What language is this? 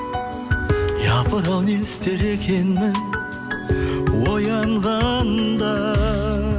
Kazakh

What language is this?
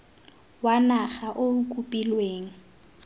Tswana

